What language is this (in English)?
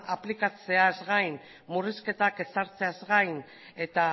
Basque